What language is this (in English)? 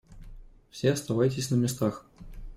Russian